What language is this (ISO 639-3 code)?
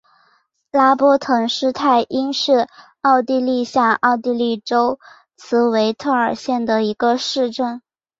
zho